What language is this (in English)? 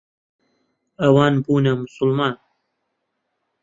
Central Kurdish